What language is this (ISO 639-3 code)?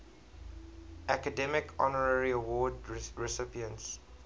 eng